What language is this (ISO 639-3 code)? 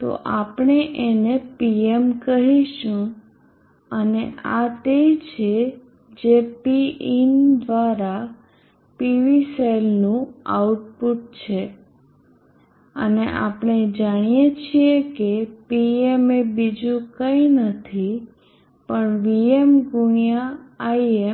guj